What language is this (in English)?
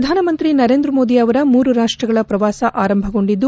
Kannada